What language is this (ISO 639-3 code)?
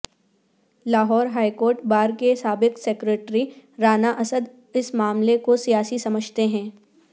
urd